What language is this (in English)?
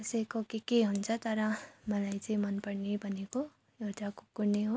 Nepali